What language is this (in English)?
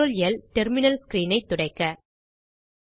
Tamil